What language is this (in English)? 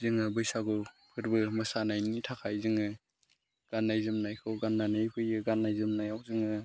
Bodo